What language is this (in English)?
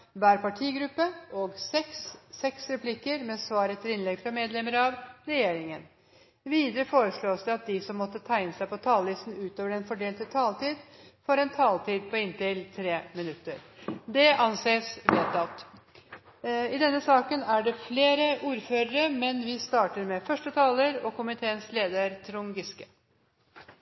Norwegian Bokmål